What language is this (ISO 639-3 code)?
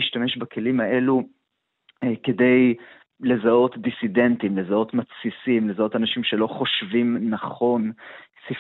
heb